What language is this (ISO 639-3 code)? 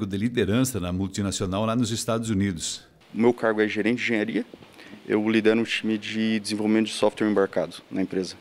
por